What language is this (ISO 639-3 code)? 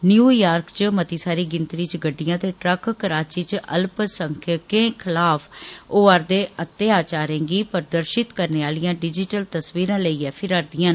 doi